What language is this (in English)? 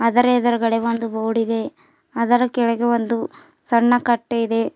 Kannada